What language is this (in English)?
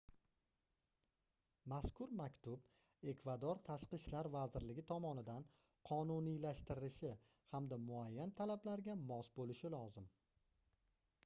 Uzbek